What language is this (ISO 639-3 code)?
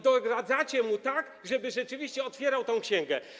pol